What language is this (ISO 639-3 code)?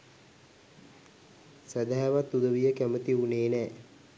sin